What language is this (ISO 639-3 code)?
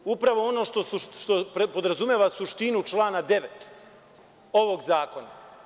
srp